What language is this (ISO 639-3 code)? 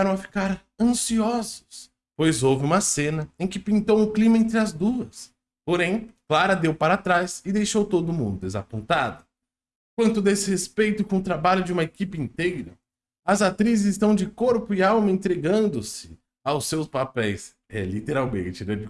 por